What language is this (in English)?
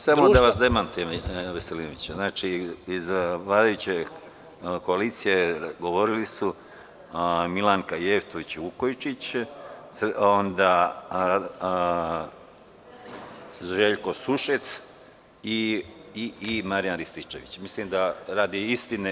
Serbian